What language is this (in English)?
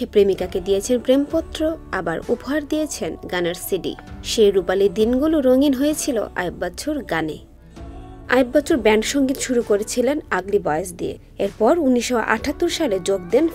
Romanian